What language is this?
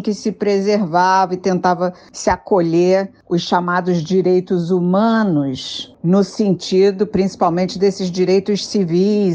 Portuguese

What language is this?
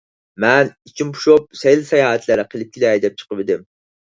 Uyghur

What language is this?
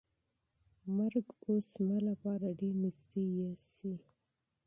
Pashto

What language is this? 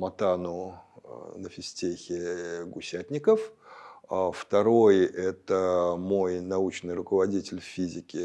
Russian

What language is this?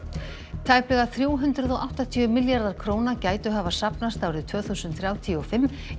Icelandic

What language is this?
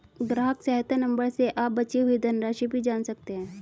Hindi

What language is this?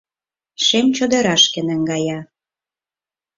Mari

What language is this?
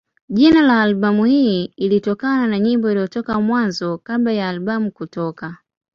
Swahili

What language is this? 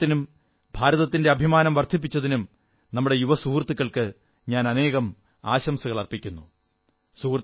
Malayalam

